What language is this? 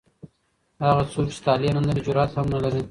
Pashto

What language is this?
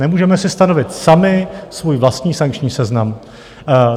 Czech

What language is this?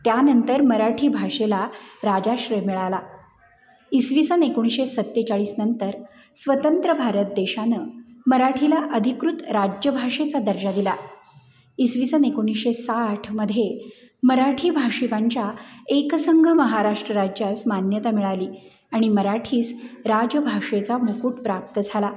Marathi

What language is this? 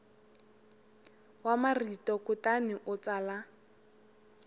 Tsonga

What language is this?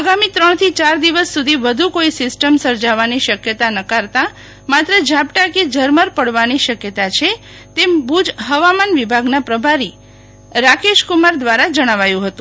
Gujarati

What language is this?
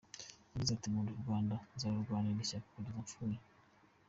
Kinyarwanda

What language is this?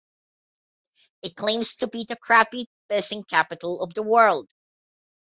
English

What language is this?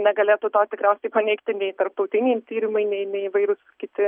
Lithuanian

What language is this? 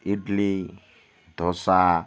Bangla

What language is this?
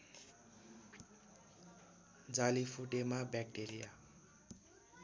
Nepali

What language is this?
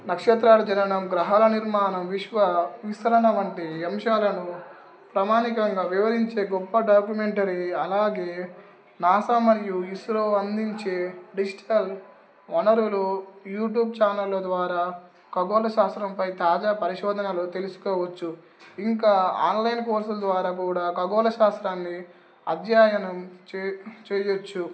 Telugu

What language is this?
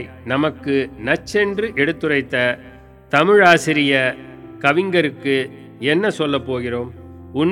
Tamil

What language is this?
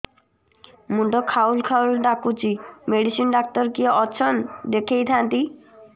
Odia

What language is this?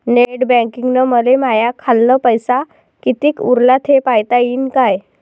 Marathi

